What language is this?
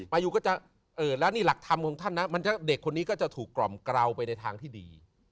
Thai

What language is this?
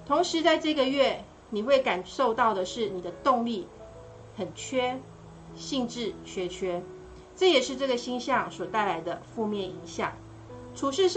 Chinese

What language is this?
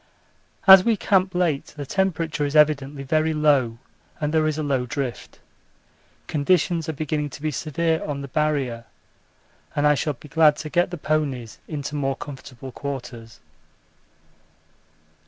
English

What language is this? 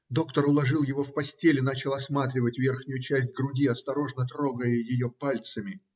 Russian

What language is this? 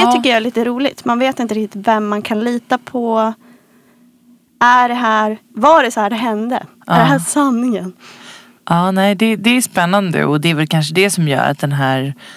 Swedish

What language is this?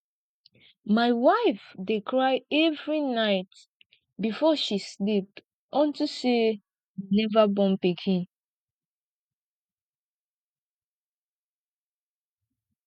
Nigerian Pidgin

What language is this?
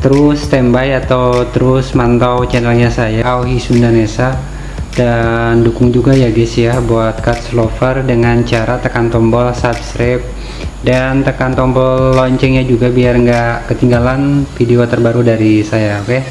Indonesian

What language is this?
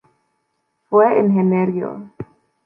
Spanish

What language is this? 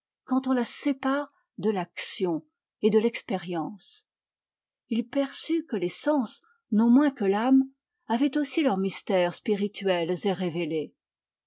French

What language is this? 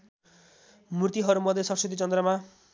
Nepali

